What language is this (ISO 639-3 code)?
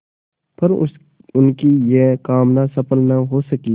hin